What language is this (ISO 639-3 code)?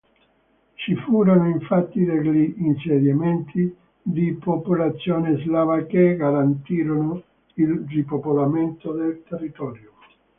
ita